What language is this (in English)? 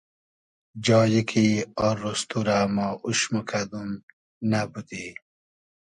Hazaragi